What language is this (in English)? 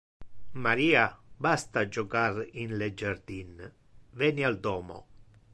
Interlingua